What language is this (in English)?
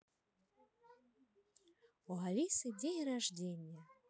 Russian